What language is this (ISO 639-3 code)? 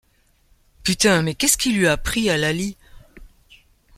fra